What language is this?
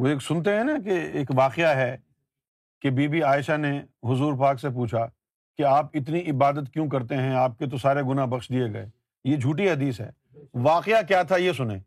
Urdu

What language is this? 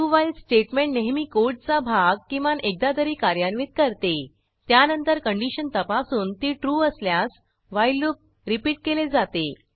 Marathi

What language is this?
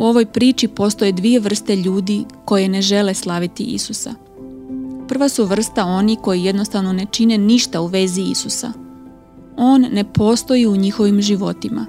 Croatian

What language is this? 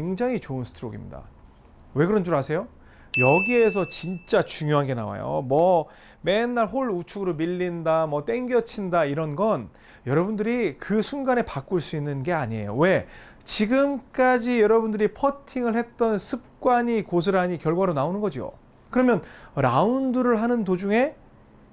Korean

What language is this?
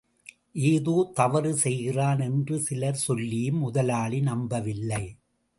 Tamil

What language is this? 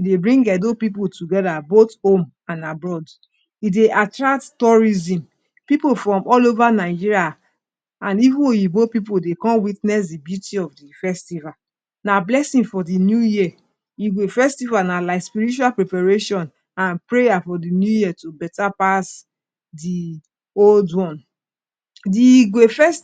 Nigerian Pidgin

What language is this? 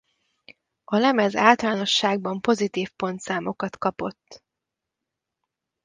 Hungarian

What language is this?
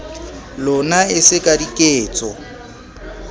Southern Sotho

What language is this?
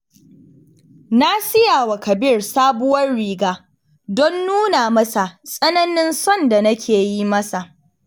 Hausa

